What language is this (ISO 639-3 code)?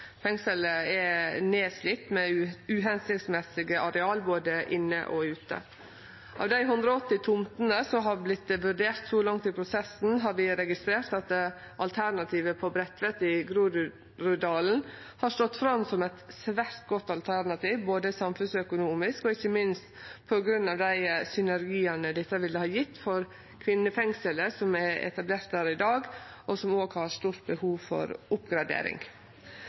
nno